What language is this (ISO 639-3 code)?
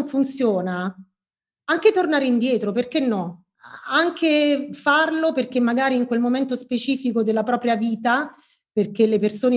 ita